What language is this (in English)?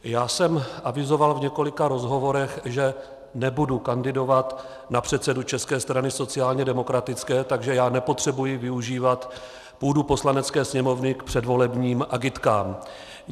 Czech